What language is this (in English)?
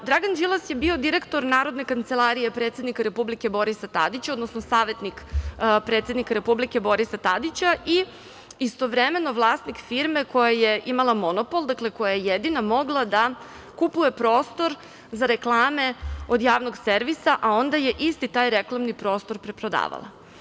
Serbian